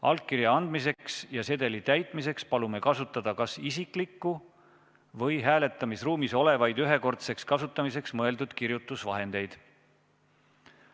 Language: Estonian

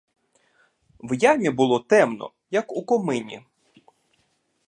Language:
Ukrainian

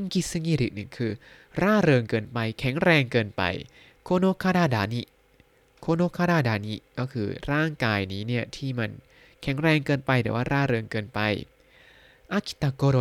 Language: Thai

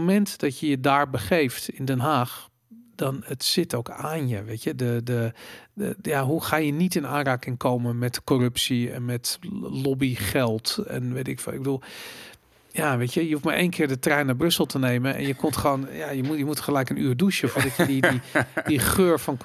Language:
Dutch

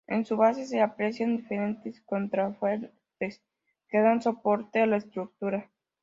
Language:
Spanish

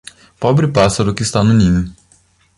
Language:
Portuguese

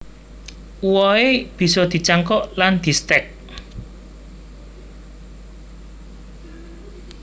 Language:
Javanese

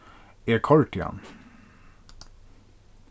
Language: Faroese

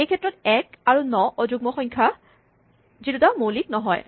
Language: Assamese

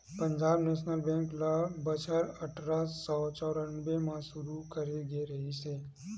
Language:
Chhattisgarhi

